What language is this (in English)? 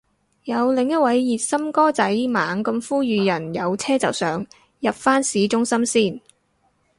Cantonese